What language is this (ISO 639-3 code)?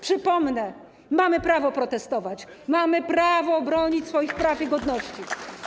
pol